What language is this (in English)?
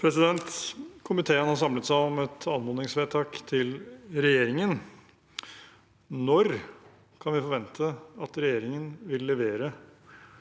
Norwegian